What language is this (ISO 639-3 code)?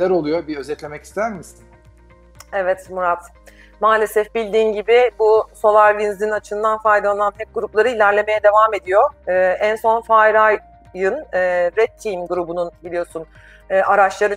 tur